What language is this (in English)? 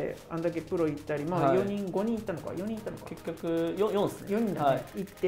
Japanese